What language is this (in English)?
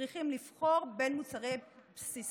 Hebrew